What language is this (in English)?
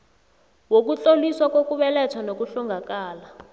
South Ndebele